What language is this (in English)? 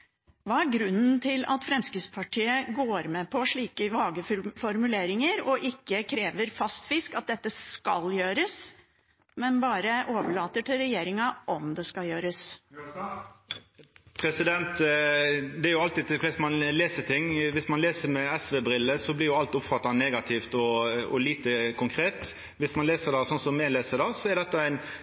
Norwegian